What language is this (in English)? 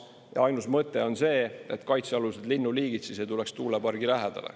Estonian